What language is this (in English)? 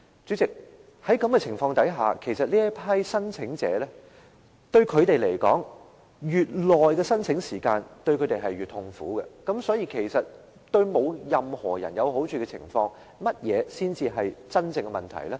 Cantonese